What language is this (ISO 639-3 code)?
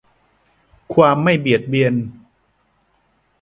tha